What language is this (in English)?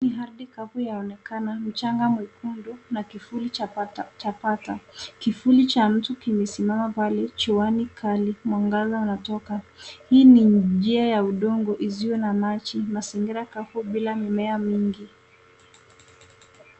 Swahili